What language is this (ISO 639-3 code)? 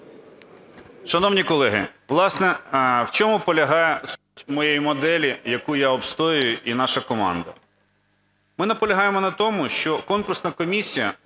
ukr